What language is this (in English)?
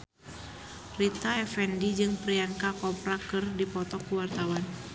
Sundanese